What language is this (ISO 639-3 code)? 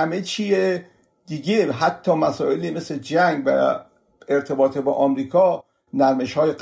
fas